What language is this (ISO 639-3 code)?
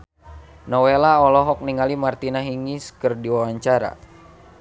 sun